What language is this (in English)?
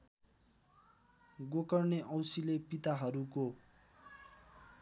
Nepali